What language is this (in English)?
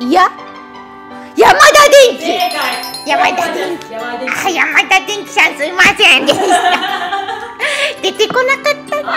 Japanese